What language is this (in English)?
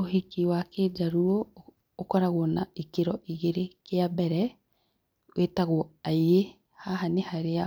Kikuyu